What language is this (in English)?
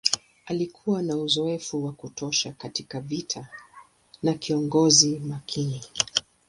Swahili